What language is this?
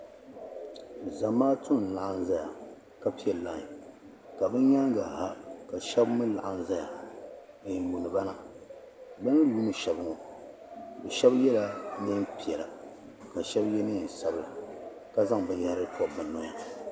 Dagbani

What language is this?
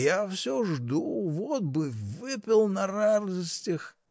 Russian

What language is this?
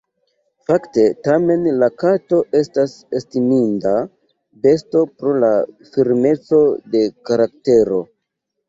Esperanto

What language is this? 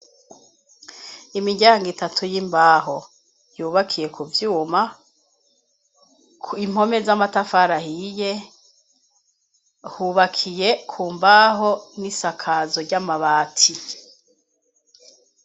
Rundi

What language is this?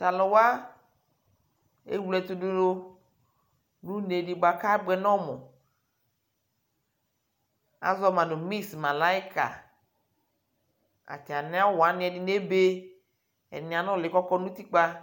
Ikposo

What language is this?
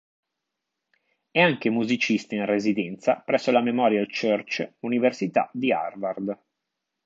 Italian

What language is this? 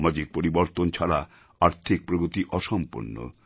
Bangla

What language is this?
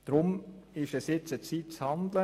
Swiss German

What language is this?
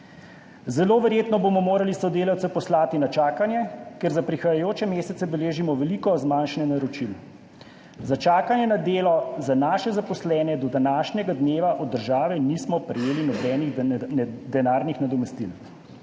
Slovenian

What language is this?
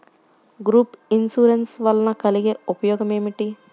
Telugu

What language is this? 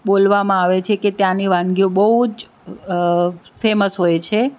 Gujarati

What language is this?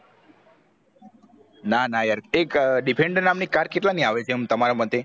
Gujarati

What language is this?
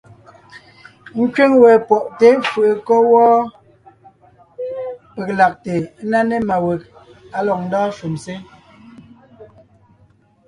Ngiemboon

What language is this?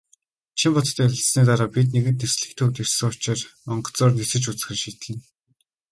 Mongolian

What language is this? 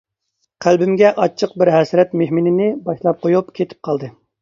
Uyghur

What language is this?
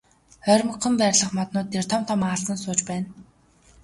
Mongolian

